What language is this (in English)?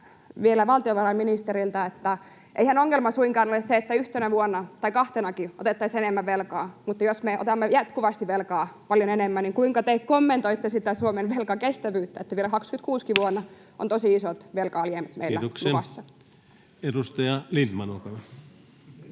Finnish